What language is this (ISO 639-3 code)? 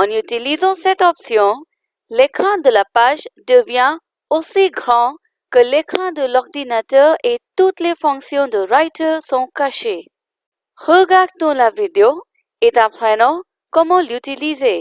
fra